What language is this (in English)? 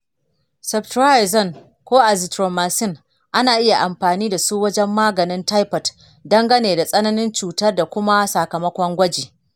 Hausa